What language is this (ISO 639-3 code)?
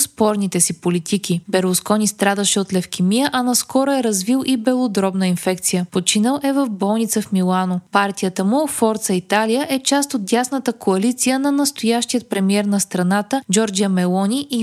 bul